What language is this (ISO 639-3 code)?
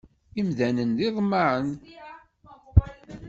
kab